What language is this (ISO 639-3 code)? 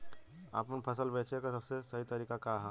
bho